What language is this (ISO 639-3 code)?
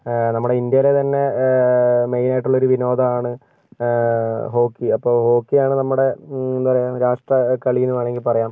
mal